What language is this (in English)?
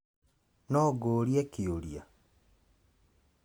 Kikuyu